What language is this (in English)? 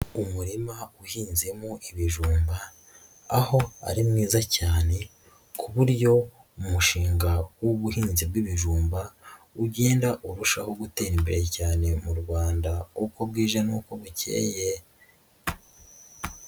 Kinyarwanda